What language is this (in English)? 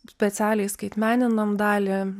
Lithuanian